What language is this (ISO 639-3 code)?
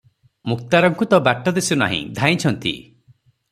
ori